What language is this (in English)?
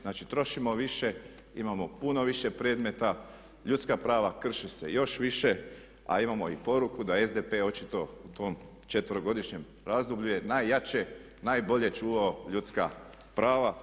Croatian